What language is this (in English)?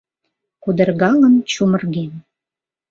Mari